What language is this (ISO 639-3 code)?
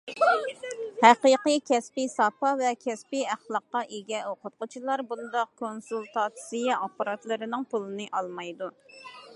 uig